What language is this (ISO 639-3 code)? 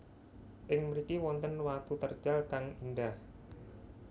jav